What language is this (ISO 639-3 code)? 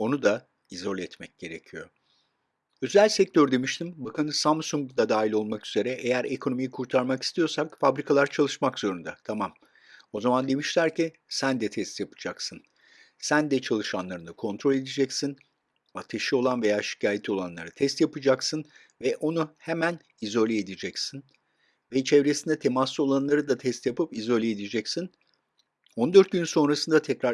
tur